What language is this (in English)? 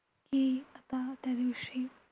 Marathi